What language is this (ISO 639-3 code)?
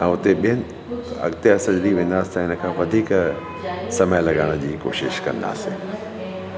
snd